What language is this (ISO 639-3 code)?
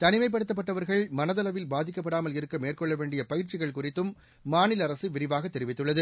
tam